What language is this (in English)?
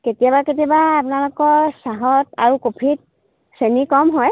Assamese